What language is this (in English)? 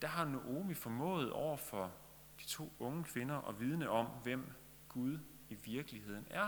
Danish